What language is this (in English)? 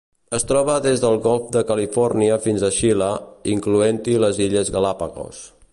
Catalan